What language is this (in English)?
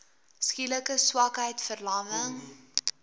Afrikaans